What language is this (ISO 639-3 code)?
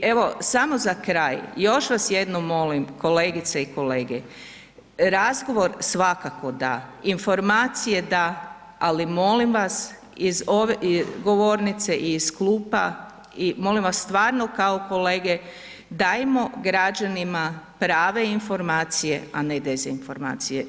hrv